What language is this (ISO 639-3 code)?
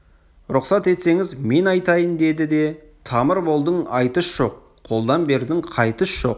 kaz